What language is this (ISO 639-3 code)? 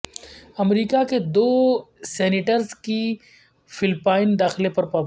urd